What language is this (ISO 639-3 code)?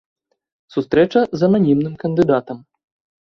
bel